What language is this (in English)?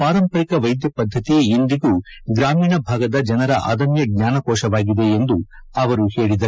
Kannada